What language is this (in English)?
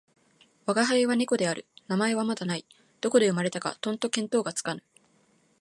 Japanese